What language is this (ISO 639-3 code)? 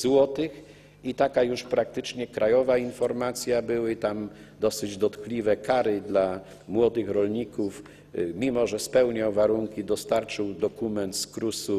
pol